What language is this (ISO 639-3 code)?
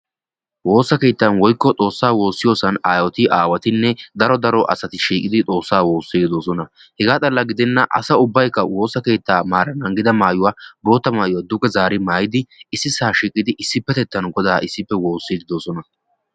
wal